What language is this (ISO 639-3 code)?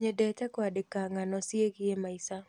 kik